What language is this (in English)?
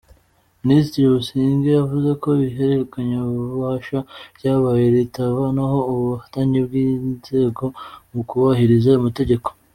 Kinyarwanda